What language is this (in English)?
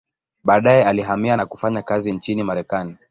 Swahili